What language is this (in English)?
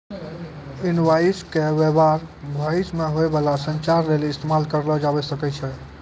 Maithili